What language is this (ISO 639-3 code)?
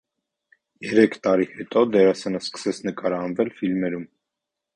hye